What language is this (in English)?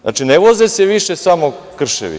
Serbian